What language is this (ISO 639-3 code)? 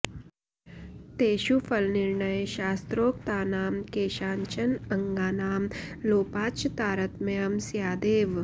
san